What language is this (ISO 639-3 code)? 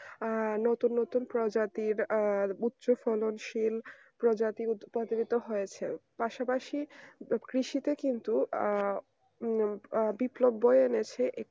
ben